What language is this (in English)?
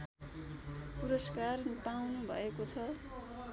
Nepali